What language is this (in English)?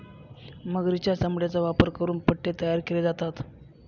Marathi